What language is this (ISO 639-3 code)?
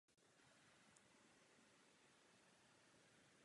ces